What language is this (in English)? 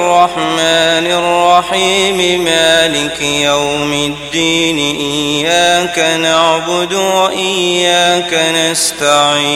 Arabic